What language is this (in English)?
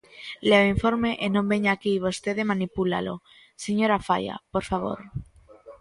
Galician